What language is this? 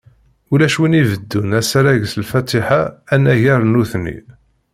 Kabyle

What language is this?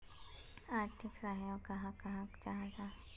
Magahi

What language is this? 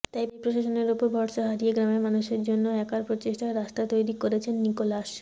Bangla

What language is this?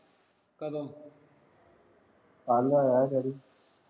Punjabi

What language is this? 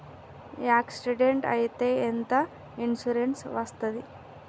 Telugu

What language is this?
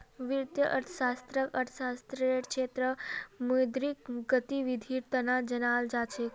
Magahi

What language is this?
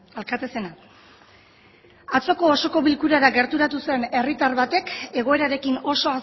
Basque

